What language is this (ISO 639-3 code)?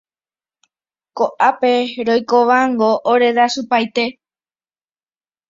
grn